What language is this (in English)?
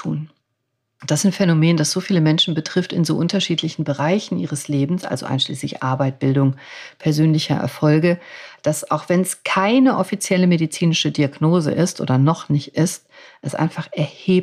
German